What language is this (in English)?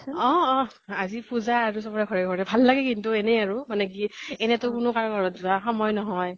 Assamese